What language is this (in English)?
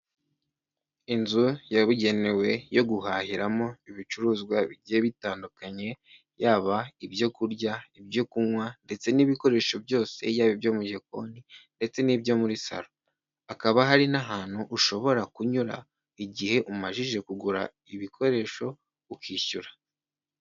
Kinyarwanda